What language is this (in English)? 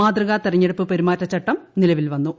Malayalam